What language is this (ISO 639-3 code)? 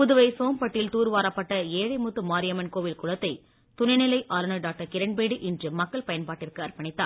tam